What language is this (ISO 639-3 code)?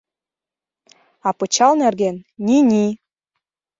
chm